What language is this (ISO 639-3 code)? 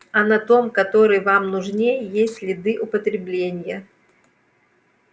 rus